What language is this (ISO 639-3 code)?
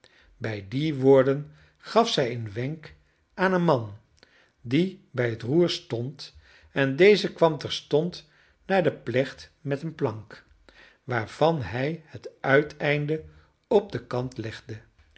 nld